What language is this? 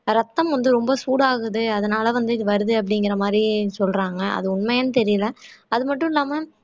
Tamil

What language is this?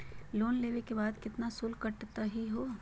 Magahi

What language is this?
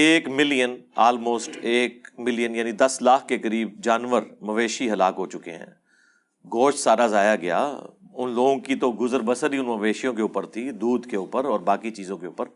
Urdu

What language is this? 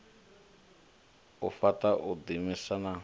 Venda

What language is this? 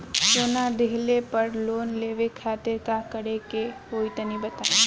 Bhojpuri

